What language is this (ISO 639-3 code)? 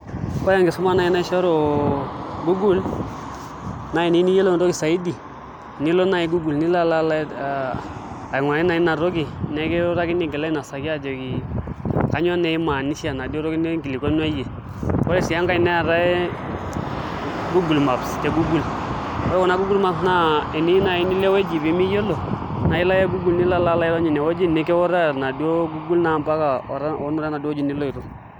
mas